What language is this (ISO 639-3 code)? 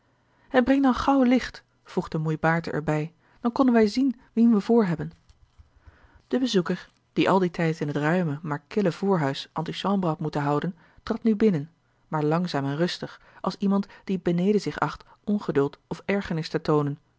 nld